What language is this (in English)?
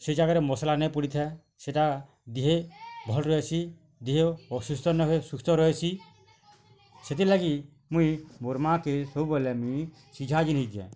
Odia